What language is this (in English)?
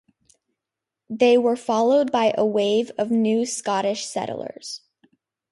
English